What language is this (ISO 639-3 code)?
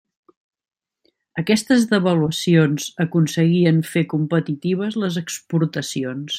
cat